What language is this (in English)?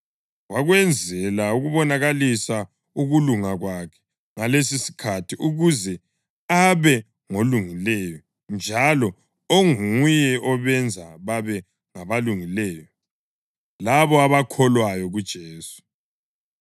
North Ndebele